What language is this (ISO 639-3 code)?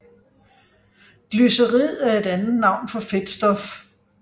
dan